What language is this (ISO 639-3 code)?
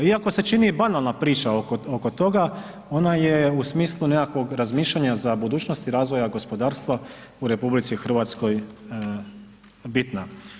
hrv